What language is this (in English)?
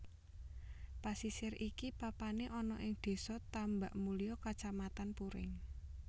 Javanese